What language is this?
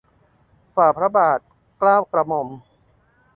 Thai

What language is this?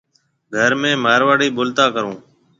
Marwari (Pakistan)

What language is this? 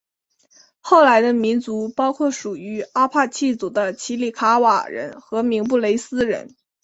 Chinese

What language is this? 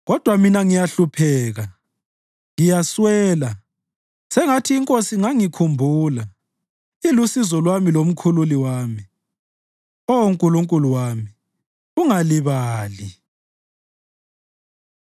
North Ndebele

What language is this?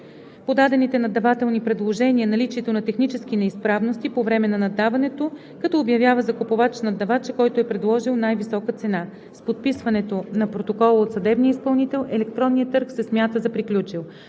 Bulgarian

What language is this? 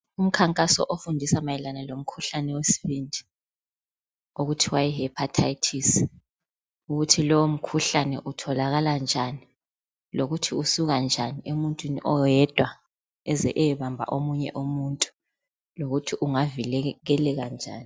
North Ndebele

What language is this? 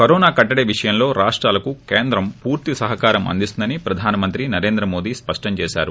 Telugu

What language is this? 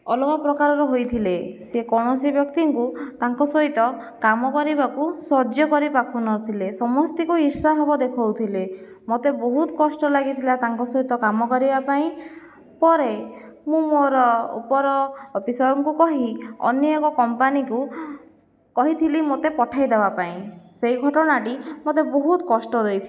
Odia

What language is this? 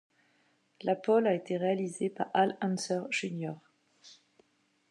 French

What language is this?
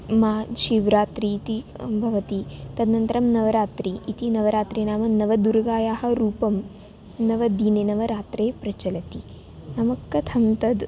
Sanskrit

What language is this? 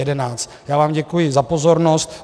Czech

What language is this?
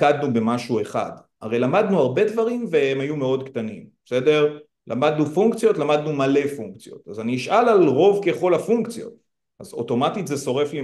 Hebrew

